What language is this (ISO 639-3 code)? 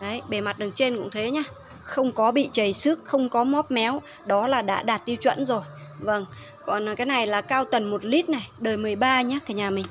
vie